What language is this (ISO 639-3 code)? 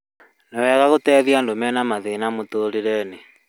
kik